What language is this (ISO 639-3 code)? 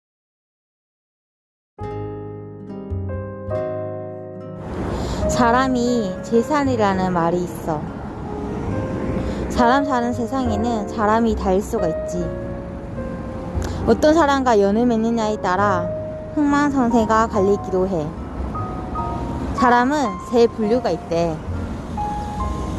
kor